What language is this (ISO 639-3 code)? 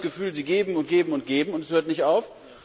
deu